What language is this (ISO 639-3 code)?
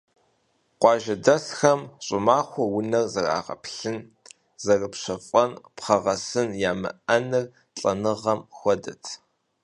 kbd